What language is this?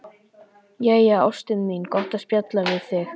Icelandic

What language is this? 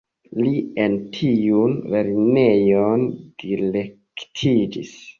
Esperanto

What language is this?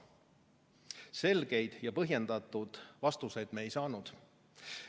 Estonian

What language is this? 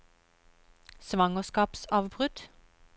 Norwegian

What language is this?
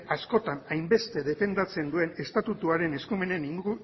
Basque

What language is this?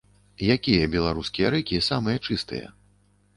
Belarusian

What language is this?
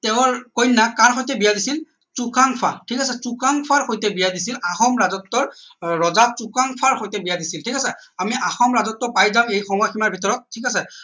Assamese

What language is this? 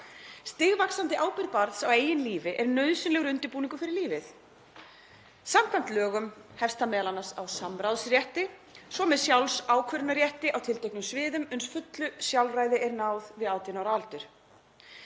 Icelandic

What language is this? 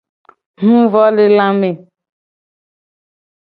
Gen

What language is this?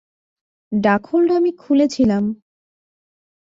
Bangla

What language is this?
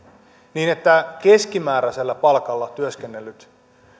Finnish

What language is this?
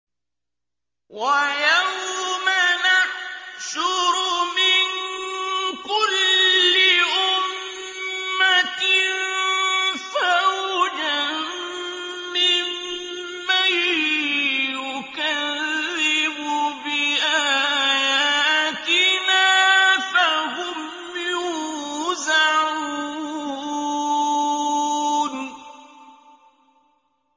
Arabic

